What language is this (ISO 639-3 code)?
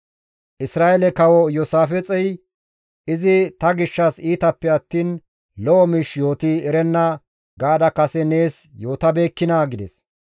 gmv